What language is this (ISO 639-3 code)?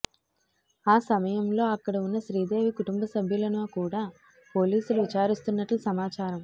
tel